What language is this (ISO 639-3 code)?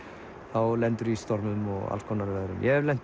isl